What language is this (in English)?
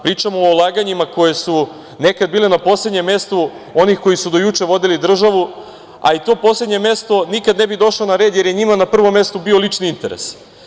Serbian